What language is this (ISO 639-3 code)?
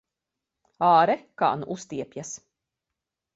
lav